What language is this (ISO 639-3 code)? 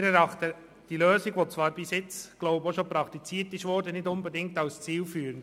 gsw